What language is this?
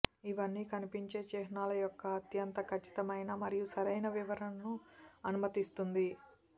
Telugu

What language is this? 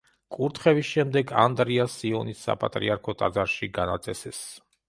Georgian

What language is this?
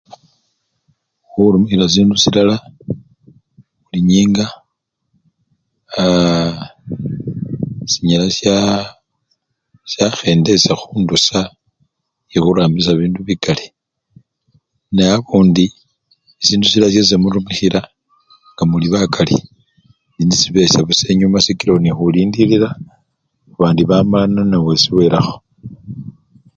Luyia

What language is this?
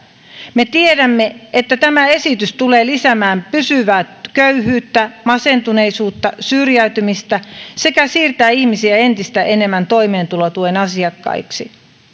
Finnish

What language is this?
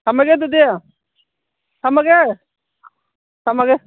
Manipuri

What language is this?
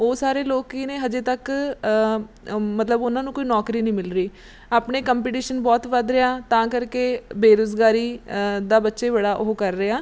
Punjabi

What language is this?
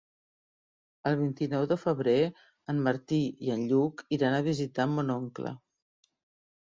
Catalan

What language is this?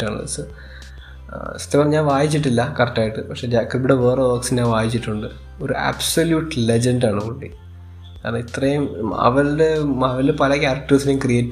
Malayalam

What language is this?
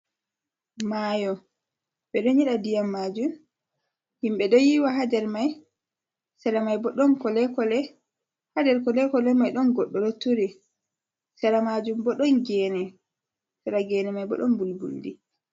Fula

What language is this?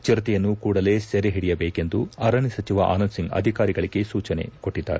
Kannada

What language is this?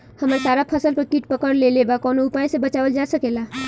Bhojpuri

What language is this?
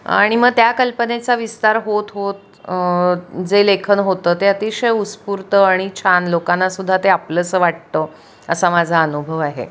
Marathi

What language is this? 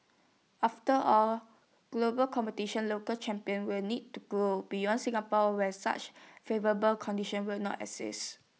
English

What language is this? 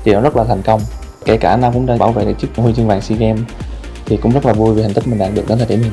Vietnamese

